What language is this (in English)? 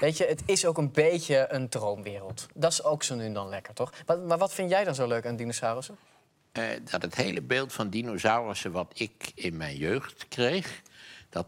Dutch